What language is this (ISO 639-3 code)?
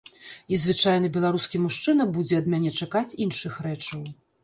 bel